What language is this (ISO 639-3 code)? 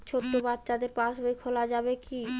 ben